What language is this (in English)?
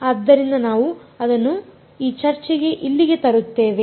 Kannada